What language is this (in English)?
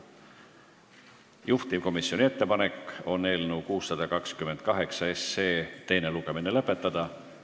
Estonian